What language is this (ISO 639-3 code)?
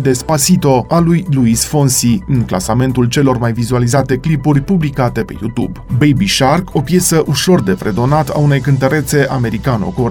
ron